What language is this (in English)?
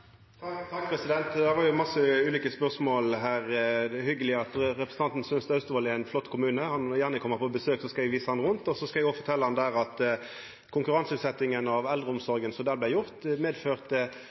Norwegian Nynorsk